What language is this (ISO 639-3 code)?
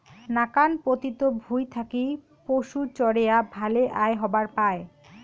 ben